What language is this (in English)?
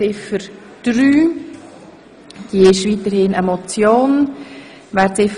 Swiss German